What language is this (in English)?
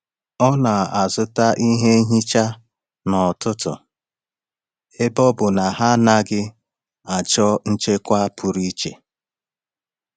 Igbo